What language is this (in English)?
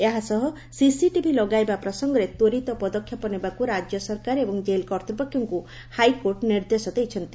Odia